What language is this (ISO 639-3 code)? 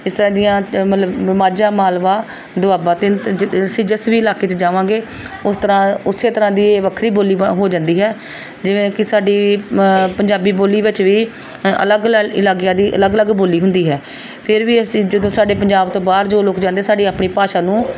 pan